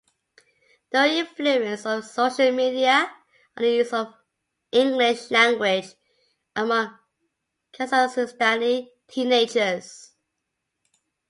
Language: English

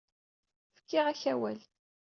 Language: Kabyle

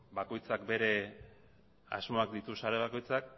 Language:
Basque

